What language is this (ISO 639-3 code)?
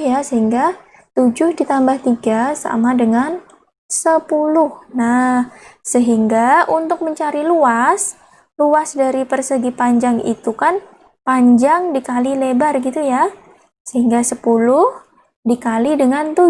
ind